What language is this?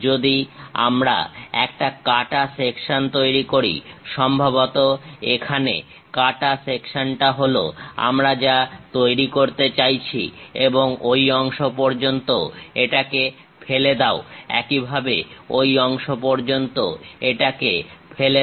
Bangla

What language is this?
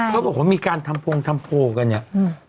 Thai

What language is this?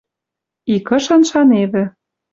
Western Mari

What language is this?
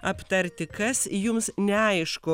Lithuanian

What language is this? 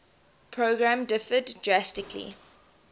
English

